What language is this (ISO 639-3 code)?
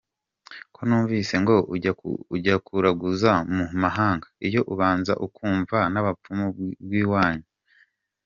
kin